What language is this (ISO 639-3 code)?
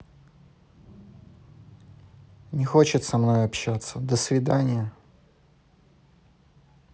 rus